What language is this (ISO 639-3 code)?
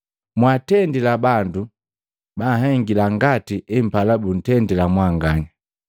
mgv